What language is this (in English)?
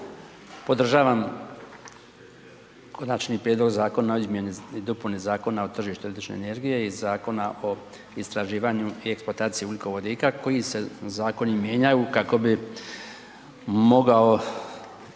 Croatian